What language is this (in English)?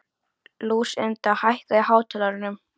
Icelandic